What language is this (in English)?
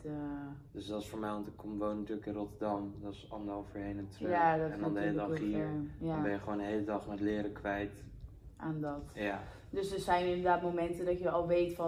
Dutch